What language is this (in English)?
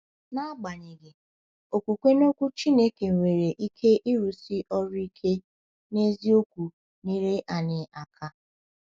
Igbo